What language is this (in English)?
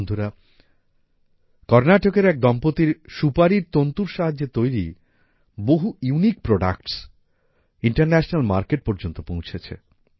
Bangla